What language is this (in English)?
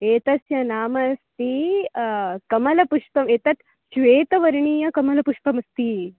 Sanskrit